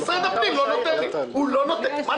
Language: Hebrew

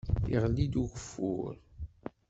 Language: Kabyle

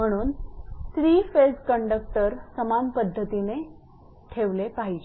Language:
Marathi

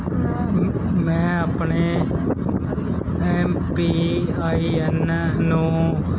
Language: Punjabi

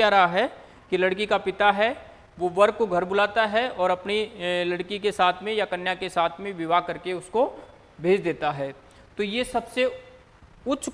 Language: Hindi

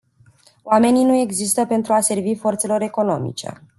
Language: Romanian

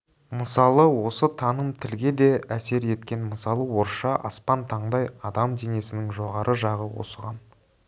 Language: Kazakh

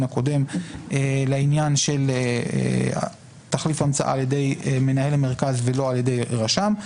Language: Hebrew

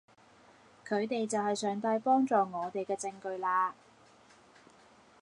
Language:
Cantonese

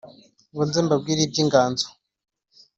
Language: Kinyarwanda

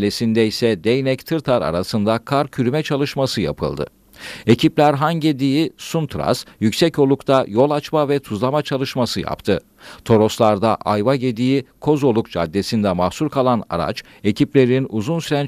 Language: Turkish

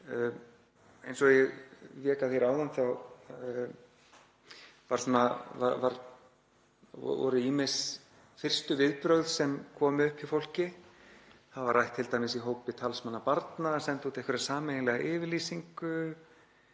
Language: Icelandic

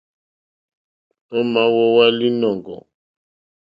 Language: Mokpwe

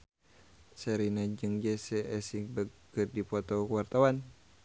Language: Sundanese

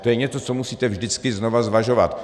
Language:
Czech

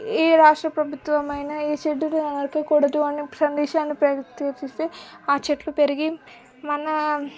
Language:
Telugu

